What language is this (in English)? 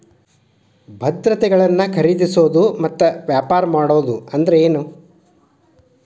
Kannada